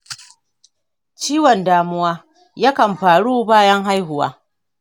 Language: Hausa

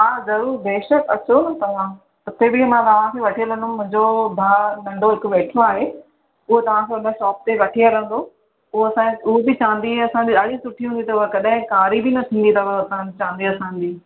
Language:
Sindhi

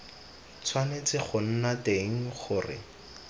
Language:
Tswana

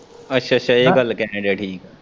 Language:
Punjabi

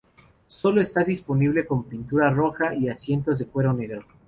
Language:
Spanish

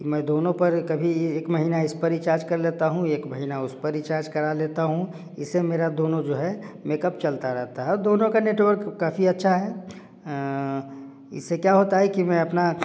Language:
Hindi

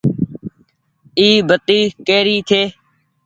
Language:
Goaria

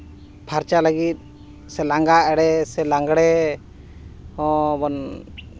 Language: Santali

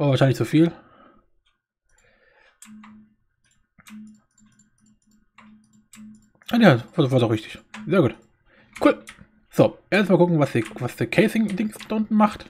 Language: German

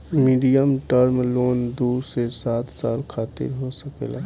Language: Bhojpuri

